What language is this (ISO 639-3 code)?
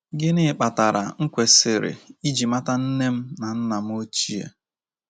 ibo